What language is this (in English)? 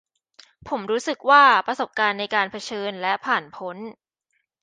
Thai